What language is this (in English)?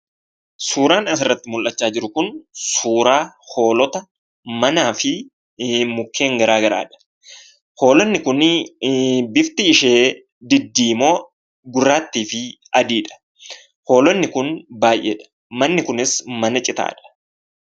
Oromo